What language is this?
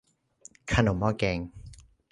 Thai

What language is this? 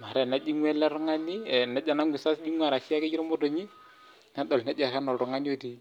Masai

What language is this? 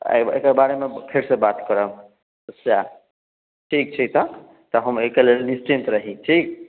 Maithili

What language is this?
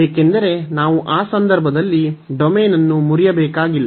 Kannada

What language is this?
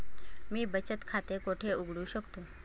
Marathi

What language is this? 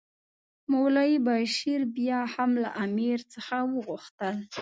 Pashto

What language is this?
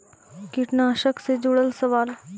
Magahi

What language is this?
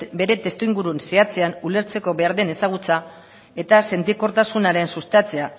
Basque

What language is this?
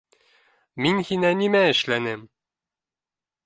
Bashkir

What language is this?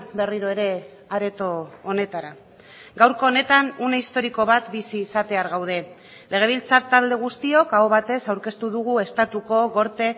Basque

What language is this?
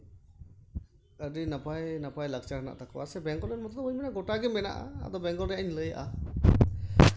Santali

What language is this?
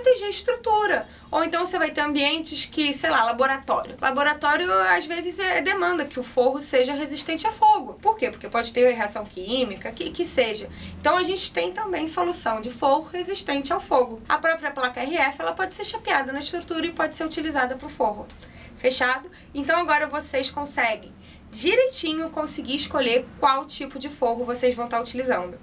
Portuguese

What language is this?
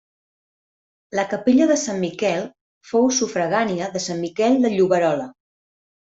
Catalan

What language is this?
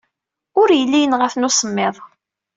Kabyle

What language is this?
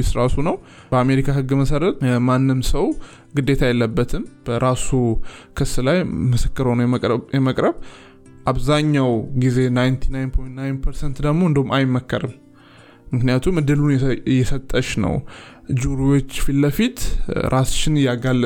Amharic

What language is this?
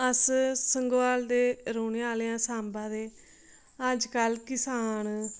Dogri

